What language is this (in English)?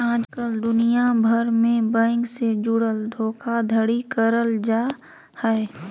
Magahi